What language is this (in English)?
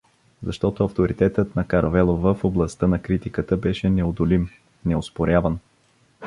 Bulgarian